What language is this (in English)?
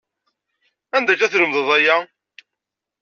Kabyle